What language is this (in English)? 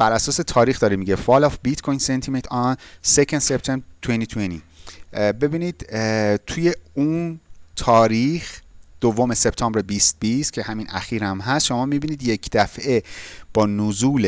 Persian